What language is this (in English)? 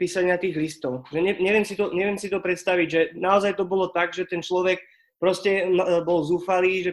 Slovak